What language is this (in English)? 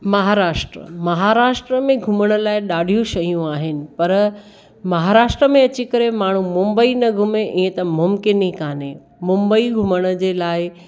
Sindhi